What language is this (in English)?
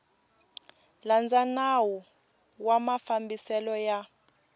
Tsonga